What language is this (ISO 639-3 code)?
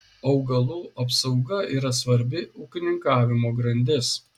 lit